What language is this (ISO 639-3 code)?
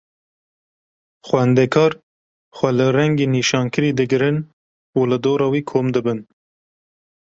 kur